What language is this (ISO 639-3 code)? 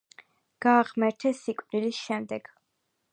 kat